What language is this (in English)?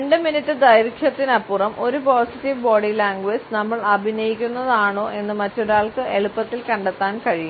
Malayalam